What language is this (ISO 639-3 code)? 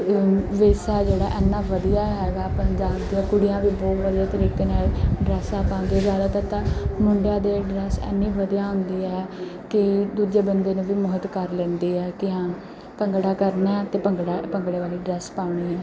pan